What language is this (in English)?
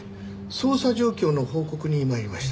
Japanese